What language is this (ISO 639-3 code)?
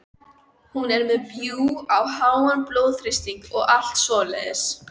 isl